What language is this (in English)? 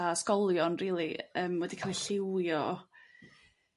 Welsh